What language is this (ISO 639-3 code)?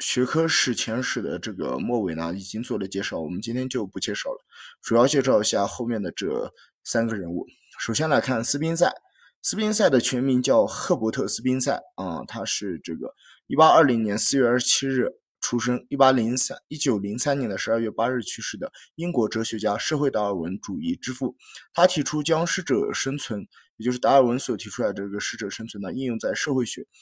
zho